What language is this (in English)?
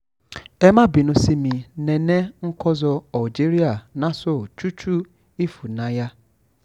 Yoruba